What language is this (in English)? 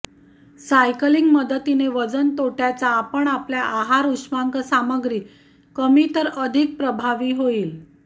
Marathi